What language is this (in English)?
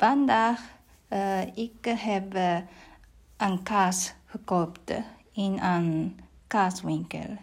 Dutch